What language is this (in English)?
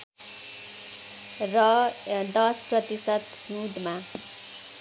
Nepali